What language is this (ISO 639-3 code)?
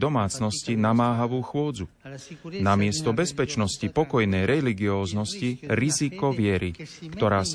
slk